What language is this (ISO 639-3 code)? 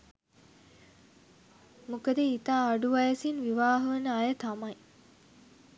sin